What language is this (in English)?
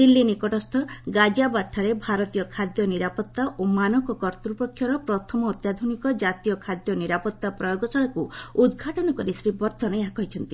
Odia